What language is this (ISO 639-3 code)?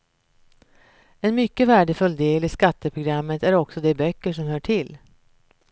swe